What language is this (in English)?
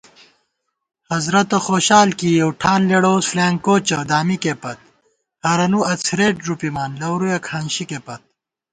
Gawar-Bati